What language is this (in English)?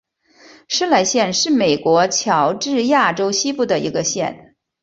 Chinese